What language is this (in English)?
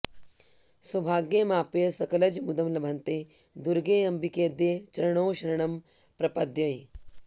Sanskrit